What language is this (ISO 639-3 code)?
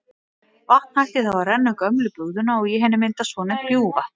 isl